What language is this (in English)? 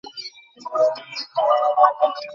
Bangla